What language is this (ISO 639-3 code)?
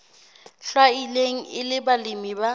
sot